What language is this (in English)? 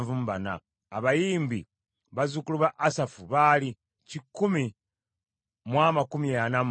Ganda